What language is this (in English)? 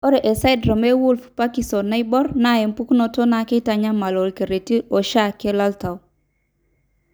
Masai